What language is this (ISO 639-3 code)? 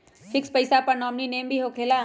mag